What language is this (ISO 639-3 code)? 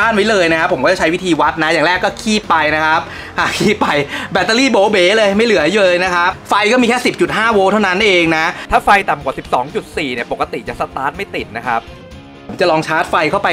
tha